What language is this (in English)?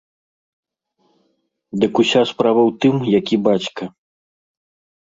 Belarusian